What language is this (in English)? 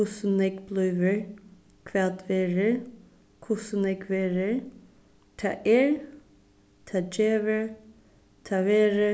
Faroese